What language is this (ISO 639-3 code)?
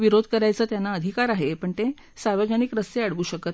mar